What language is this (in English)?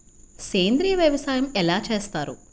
Telugu